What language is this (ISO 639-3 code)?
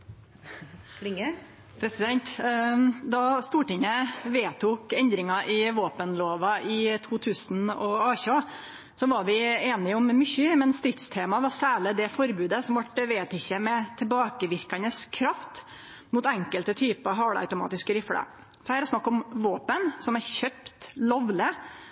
nor